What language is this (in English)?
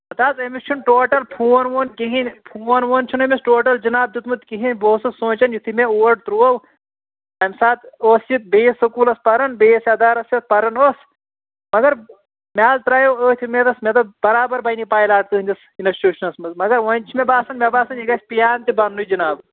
Kashmiri